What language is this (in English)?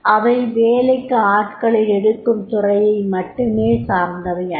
Tamil